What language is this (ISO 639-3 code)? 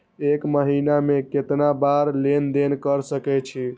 mai